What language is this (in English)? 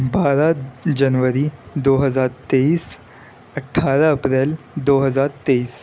Urdu